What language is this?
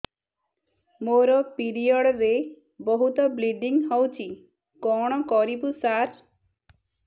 Odia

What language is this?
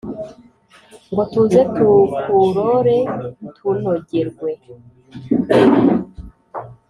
Kinyarwanda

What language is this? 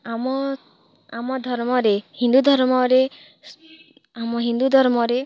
Odia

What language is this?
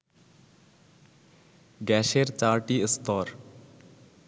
Bangla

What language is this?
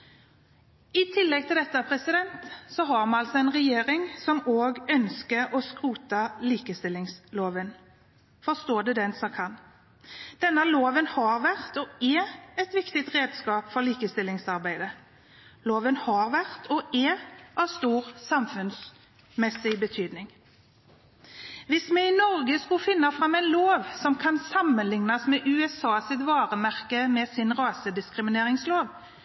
Norwegian Bokmål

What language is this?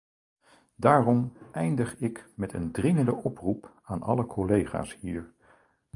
Dutch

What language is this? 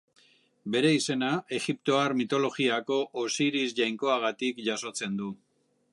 Basque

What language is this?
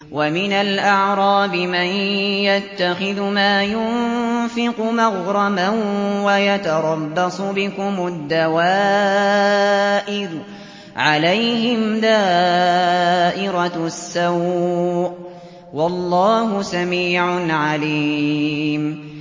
Arabic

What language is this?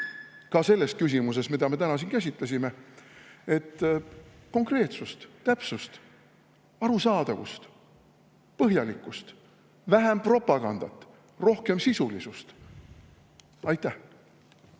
Estonian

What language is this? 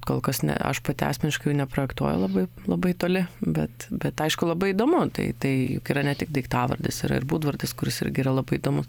Lithuanian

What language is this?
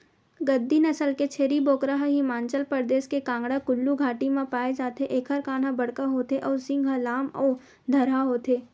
Chhattisgarhi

